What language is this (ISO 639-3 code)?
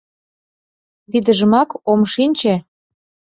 chm